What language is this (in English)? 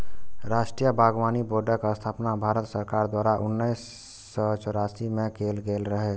Maithili